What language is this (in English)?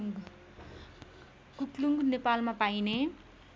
Nepali